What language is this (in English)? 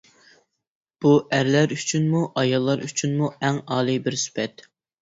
Uyghur